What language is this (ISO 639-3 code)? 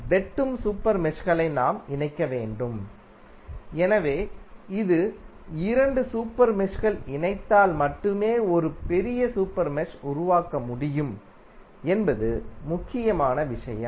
tam